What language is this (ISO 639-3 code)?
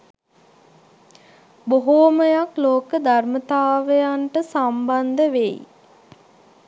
sin